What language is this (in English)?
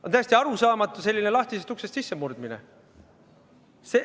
Estonian